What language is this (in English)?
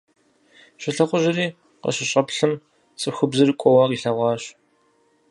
Kabardian